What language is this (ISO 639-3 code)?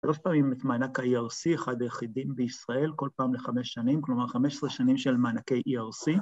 heb